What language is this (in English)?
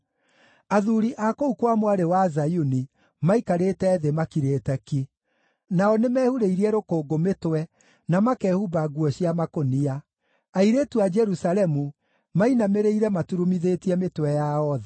Kikuyu